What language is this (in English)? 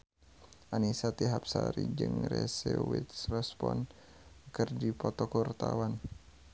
Sundanese